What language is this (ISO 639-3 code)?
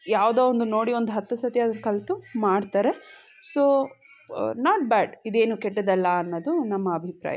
kan